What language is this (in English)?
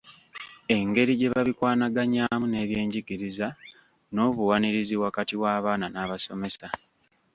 Ganda